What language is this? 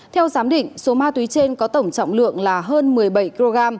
Vietnamese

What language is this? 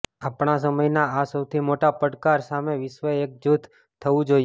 Gujarati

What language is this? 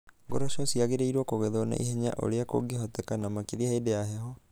Kikuyu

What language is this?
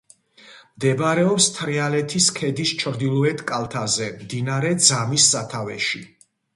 Georgian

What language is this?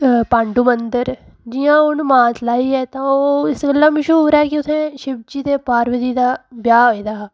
Dogri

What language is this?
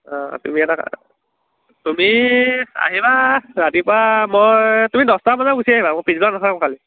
Assamese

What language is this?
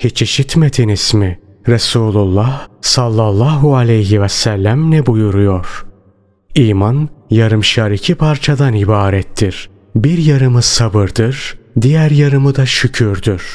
Turkish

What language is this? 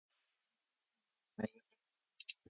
Georgian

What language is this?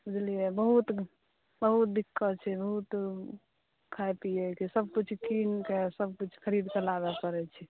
Maithili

